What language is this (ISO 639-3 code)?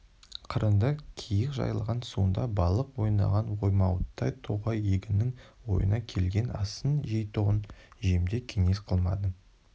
kaz